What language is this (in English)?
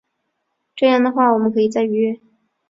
Chinese